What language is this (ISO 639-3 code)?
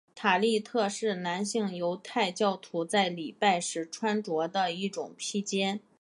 zho